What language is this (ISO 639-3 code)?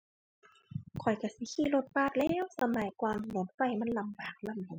tha